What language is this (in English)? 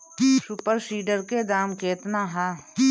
Bhojpuri